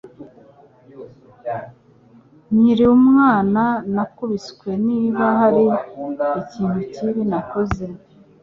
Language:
Kinyarwanda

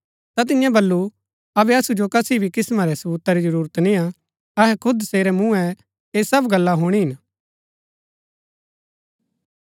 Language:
Gaddi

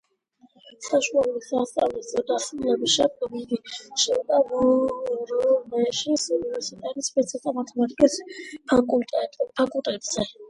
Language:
Georgian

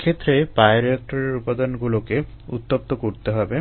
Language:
Bangla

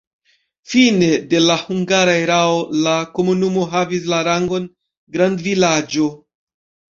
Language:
Esperanto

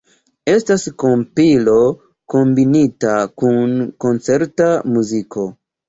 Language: Esperanto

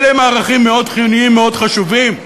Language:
Hebrew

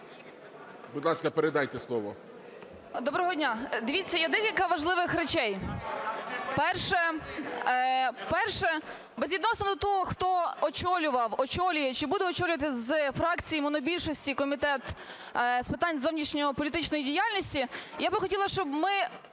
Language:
Ukrainian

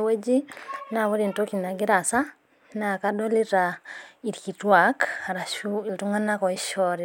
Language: Masai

